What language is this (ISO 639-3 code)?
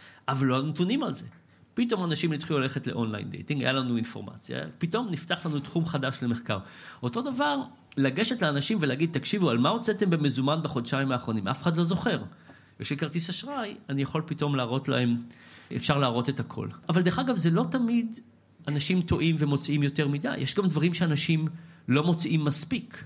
heb